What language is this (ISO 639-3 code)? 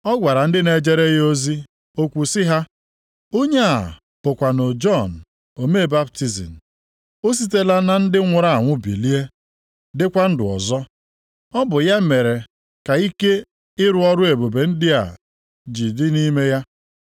ibo